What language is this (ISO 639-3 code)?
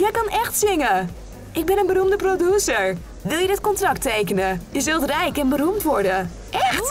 nld